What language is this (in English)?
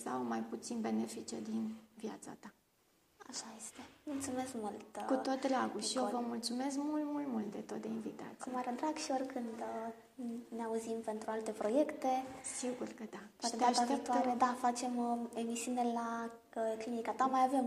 Romanian